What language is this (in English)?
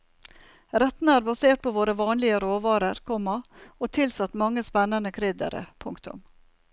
Norwegian